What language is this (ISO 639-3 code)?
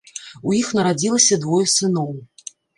bel